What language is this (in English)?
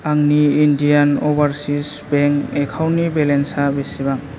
Bodo